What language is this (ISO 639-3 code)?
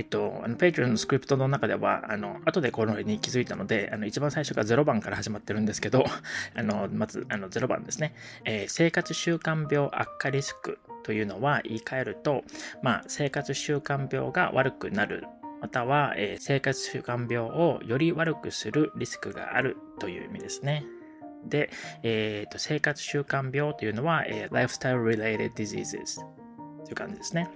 jpn